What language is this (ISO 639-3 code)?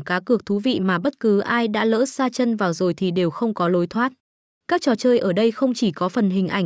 vie